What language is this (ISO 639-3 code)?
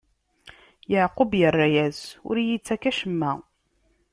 kab